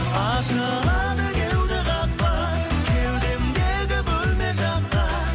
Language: Kazakh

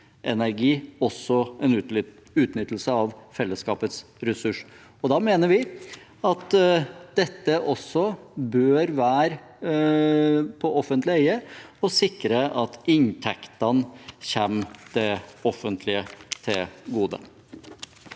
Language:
Norwegian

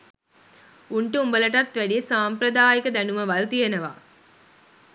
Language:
Sinhala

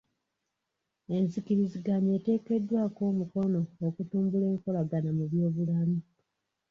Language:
Ganda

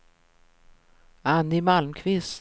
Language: Swedish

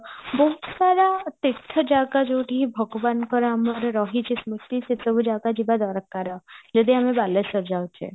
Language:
Odia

